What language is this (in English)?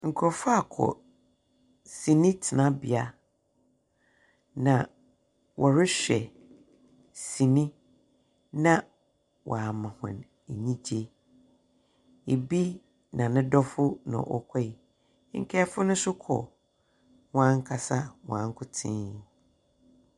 Akan